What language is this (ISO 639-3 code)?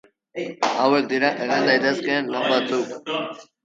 eus